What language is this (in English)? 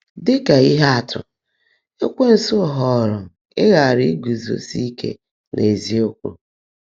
Igbo